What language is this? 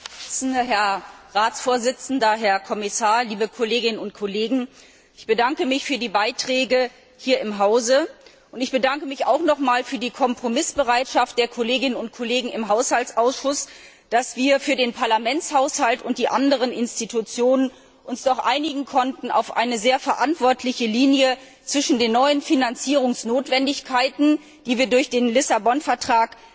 German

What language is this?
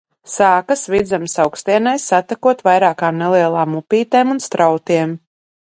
Latvian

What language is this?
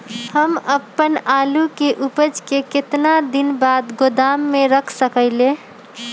Magahi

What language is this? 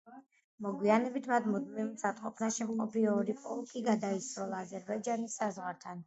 Georgian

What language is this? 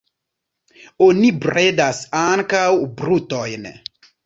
Esperanto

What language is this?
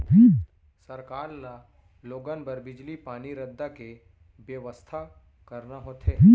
Chhattisgarhi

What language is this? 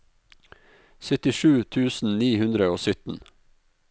Norwegian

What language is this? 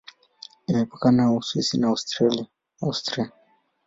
Swahili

